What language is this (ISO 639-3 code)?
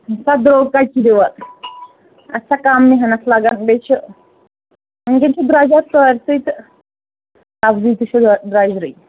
kas